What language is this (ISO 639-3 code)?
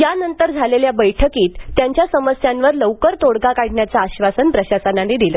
mar